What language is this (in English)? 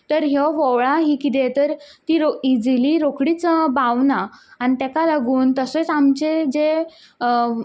Konkani